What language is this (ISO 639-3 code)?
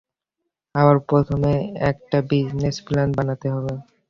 ben